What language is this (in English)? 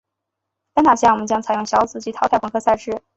Chinese